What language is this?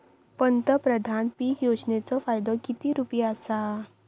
Marathi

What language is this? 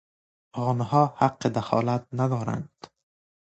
Persian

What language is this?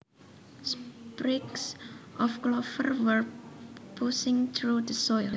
Javanese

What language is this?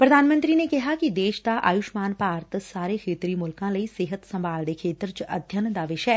Punjabi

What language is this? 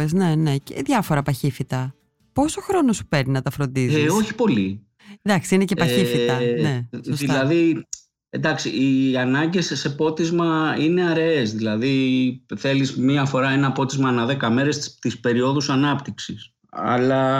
Greek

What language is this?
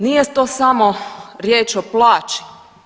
Croatian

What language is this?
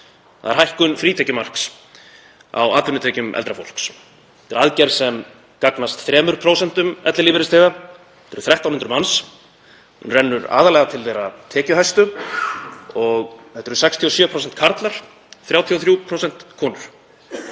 Icelandic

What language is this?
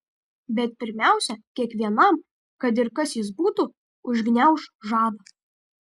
Lithuanian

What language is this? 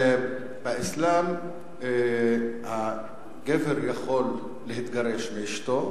Hebrew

